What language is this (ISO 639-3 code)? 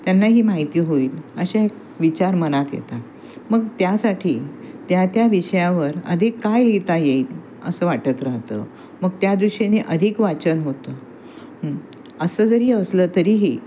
mar